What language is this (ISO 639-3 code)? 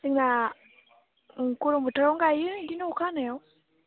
brx